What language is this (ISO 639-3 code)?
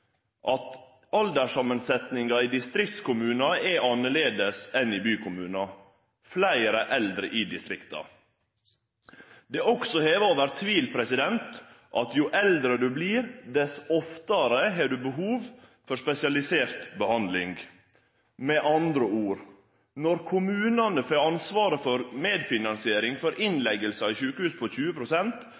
nno